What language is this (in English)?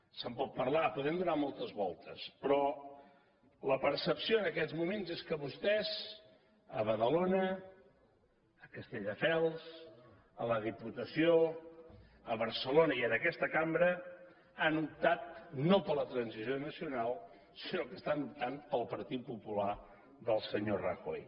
Catalan